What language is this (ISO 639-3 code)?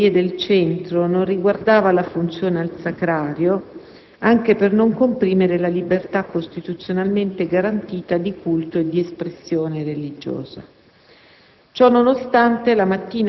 ita